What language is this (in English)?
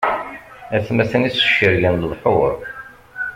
Kabyle